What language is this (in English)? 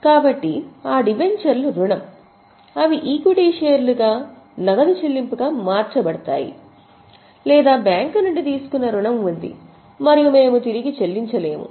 Telugu